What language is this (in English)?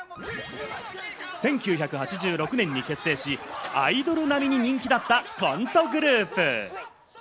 Japanese